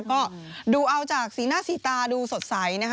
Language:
Thai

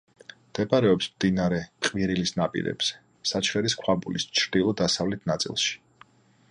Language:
Georgian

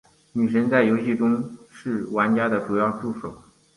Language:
Chinese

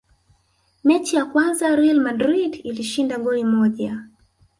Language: Swahili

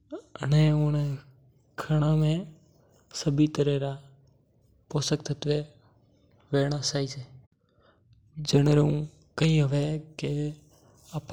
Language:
Mewari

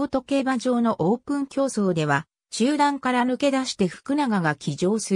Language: Japanese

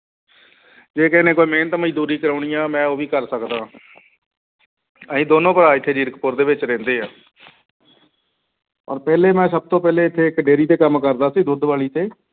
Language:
Punjabi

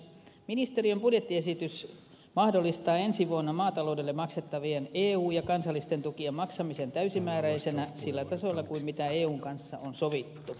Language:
Finnish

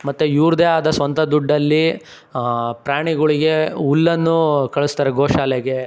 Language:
Kannada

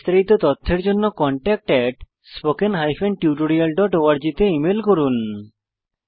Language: Bangla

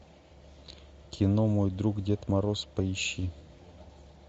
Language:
Russian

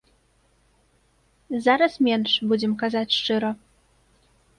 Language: Belarusian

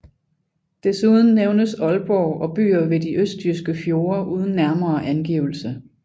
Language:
Danish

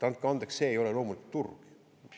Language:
Estonian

